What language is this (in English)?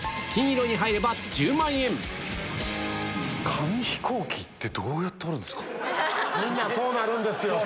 Japanese